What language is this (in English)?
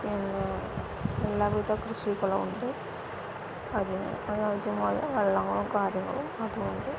Malayalam